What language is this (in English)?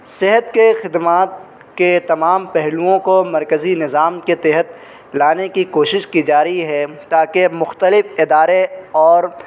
Urdu